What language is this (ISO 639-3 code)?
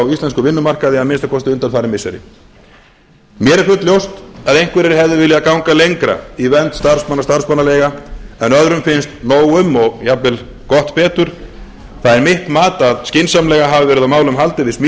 isl